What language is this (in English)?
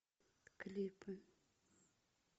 Russian